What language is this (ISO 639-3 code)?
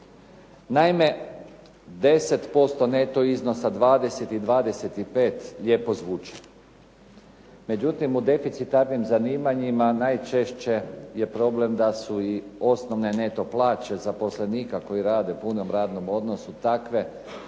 hrv